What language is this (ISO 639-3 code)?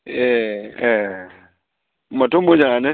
brx